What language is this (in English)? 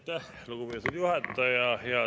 Estonian